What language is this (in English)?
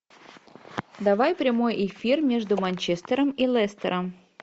Russian